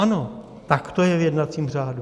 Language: Czech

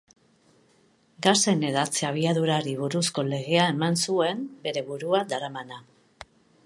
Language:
Basque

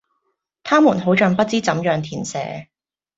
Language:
Cantonese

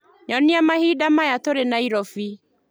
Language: Kikuyu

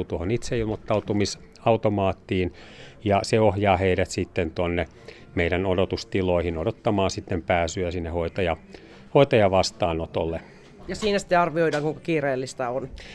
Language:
Finnish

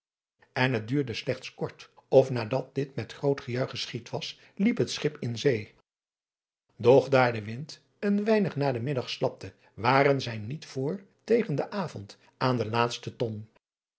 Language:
Dutch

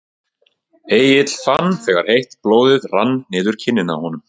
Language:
Icelandic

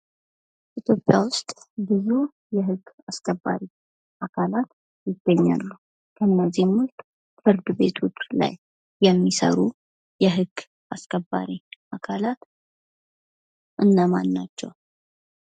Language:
Amharic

